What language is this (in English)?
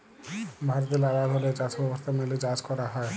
Bangla